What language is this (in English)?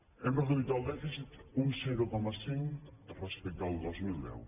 Catalan